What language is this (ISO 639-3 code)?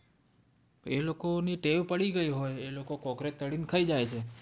guj